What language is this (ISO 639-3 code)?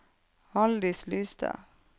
nor